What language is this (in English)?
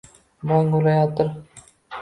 Uzbek